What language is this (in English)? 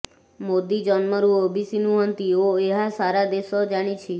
Odia